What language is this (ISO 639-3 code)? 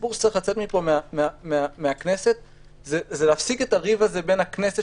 heb